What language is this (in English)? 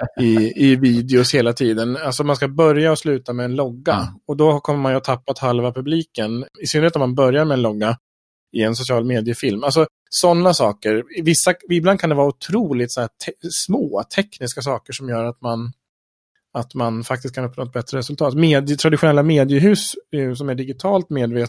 Swedish